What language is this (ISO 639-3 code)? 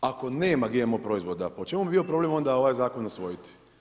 hrv